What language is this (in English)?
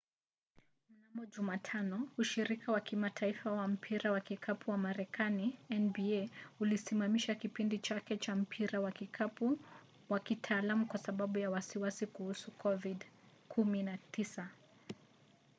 Swahili